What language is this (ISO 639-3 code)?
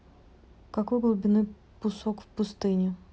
rus